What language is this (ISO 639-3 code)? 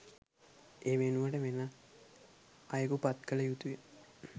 sin